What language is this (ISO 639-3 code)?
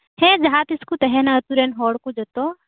sat